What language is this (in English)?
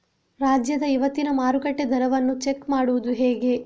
Kannada